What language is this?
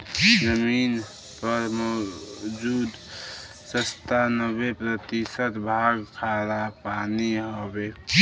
Bhojpuri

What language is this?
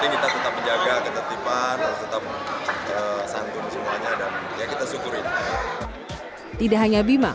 Indonesian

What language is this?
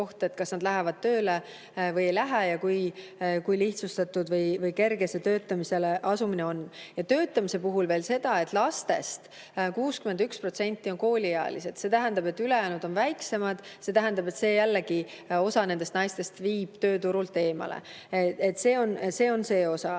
Estonian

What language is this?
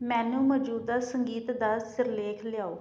Punjabi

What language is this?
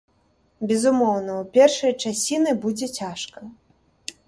Belarusian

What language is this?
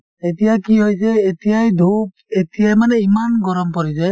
Assamese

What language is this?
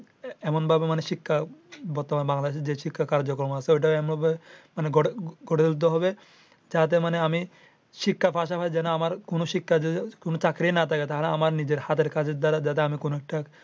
Bangla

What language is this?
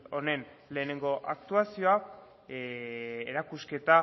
Basque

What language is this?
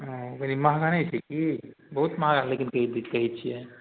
Maithili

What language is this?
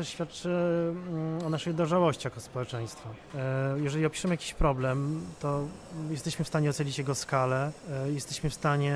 Polish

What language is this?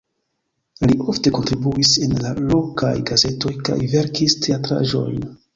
Esperanto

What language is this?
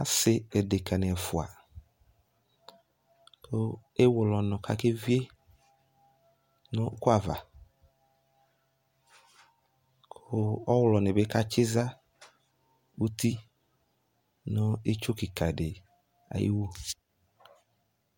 Ikposo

